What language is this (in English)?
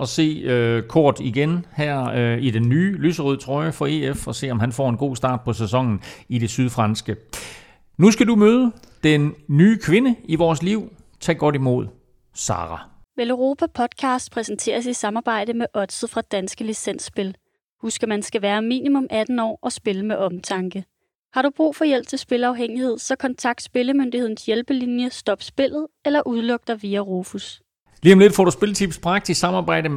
Danish